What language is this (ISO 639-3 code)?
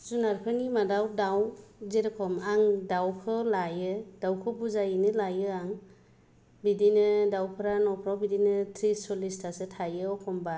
brx